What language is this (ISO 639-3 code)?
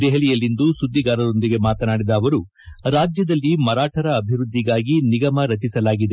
kan